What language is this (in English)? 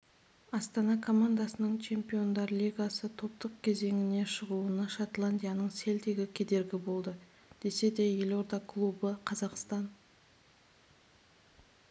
Kazakh